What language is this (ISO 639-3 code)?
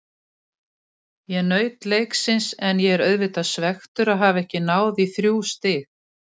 isl